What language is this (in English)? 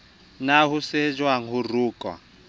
Southern Sotho